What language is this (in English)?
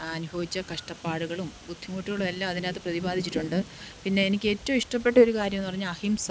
Malayalam